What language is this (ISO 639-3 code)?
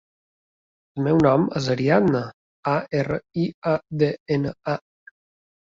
cat